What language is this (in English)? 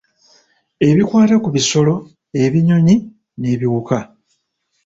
Ganda